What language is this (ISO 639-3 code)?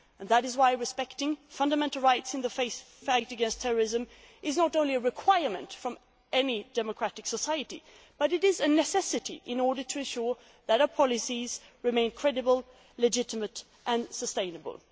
eng